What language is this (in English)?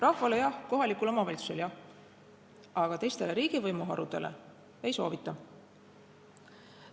Estonian